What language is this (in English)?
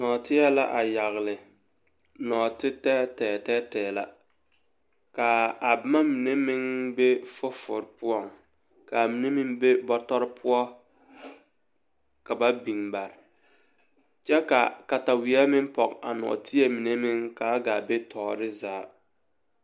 Southern Dagaare